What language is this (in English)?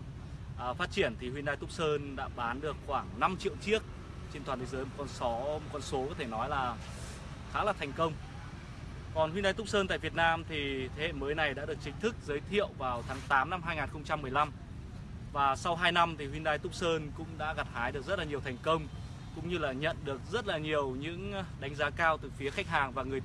Vietnamese